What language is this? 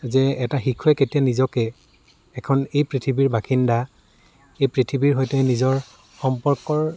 Assamese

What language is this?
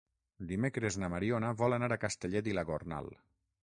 Catalan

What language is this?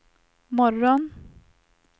Swedish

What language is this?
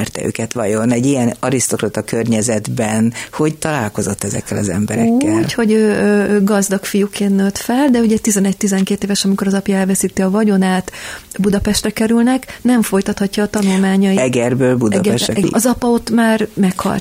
Hungarian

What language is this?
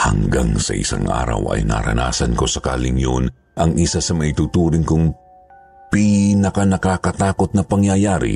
Filipino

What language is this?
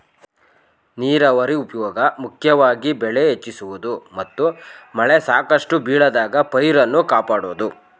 Kannada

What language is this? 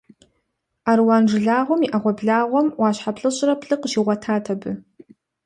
Kabardian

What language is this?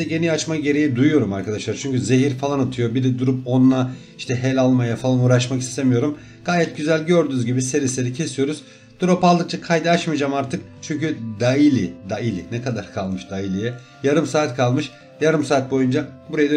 Turkish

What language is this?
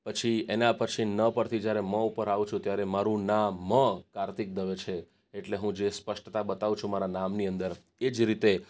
Gujarati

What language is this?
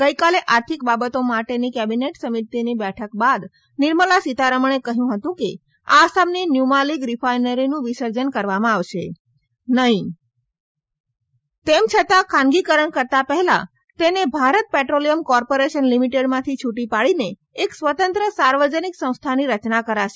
Gujarati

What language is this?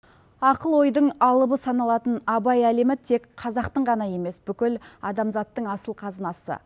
Kazakh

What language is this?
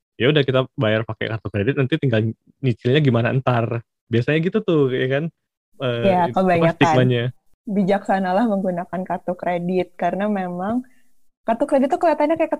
Indonesian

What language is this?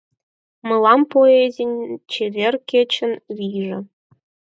Mari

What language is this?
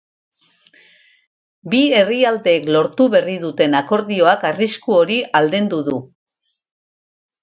Basque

